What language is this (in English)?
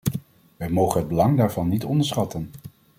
Dutch